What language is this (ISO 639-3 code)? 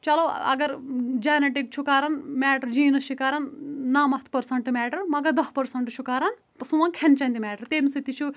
kas